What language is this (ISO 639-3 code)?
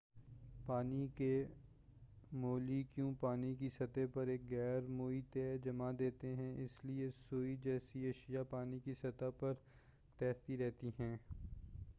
urd